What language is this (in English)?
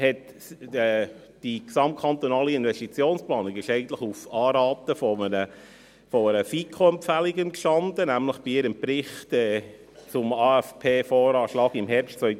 Swiss German